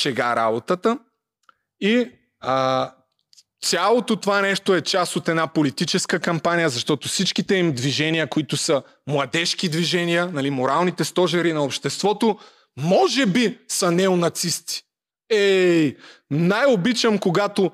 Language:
Bulgarian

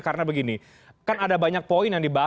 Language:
Indonesian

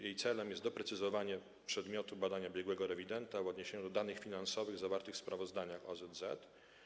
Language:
Polish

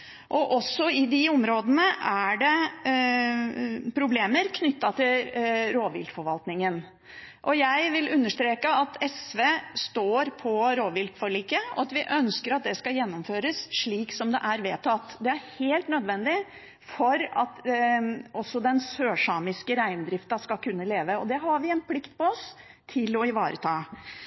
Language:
Norwegian Bokmål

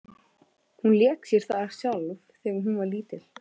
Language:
Icelandic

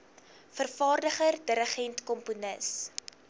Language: Afrikaans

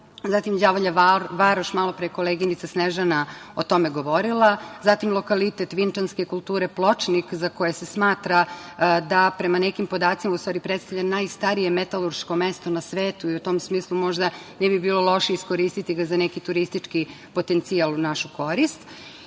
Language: Serbian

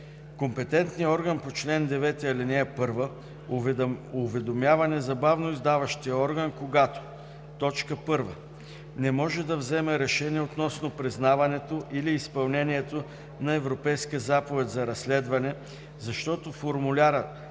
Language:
Bulgarian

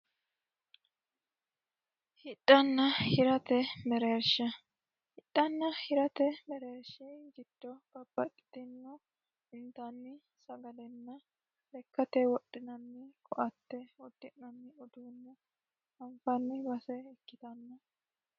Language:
Sidamo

